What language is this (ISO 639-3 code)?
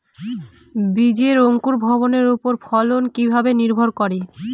ben